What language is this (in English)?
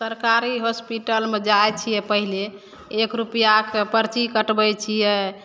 Maithili